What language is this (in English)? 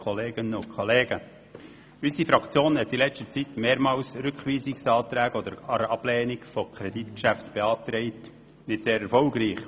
Swiss German